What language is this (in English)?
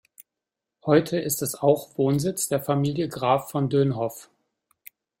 German